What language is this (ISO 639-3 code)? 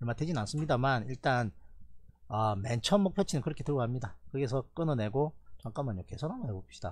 kor